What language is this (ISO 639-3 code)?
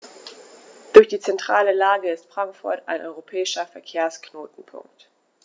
deu